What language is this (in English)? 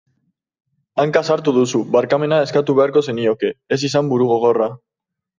Basque